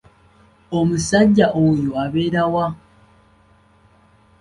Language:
Ganda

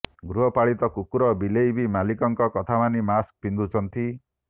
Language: Odia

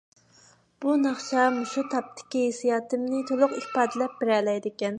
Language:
Uyghur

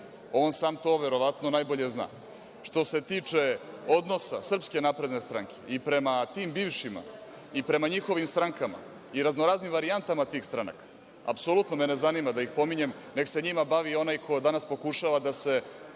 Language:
Serbian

